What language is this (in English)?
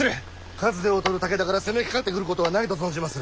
Japanese